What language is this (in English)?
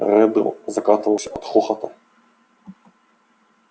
Russian